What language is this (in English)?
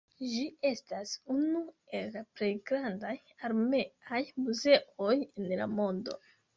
Esperanto